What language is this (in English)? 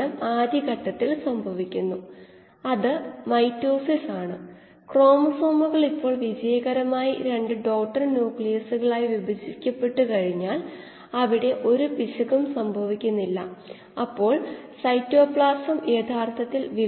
Malayalam